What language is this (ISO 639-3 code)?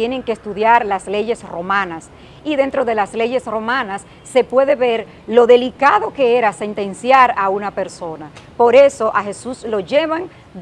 spa